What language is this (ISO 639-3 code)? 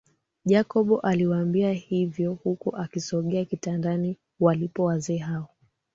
swa